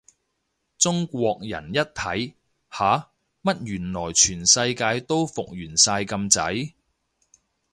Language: Cantonese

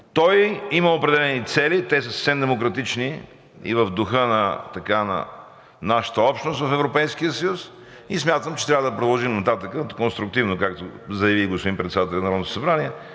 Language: Bulgarian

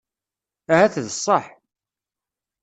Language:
Kabyle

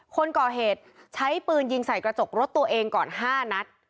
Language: Thai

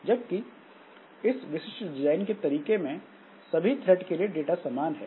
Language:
Hindi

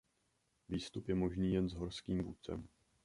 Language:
Czech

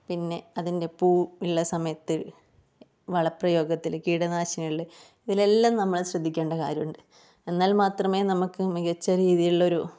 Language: Malayalam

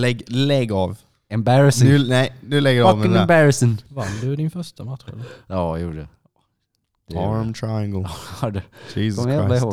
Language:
Swedish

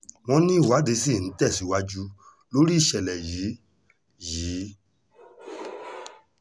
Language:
Yoruba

